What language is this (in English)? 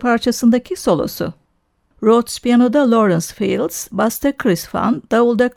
Turkish